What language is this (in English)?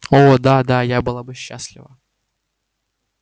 Russian